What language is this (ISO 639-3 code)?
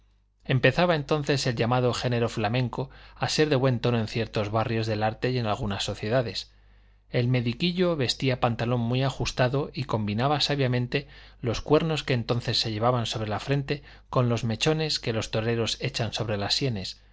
spa